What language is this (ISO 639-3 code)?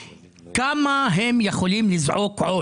heb